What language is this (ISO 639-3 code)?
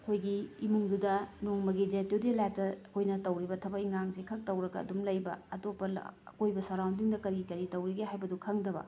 mni